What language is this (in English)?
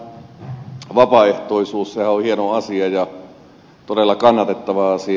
Finnish